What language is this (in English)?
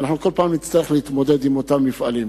Hebrew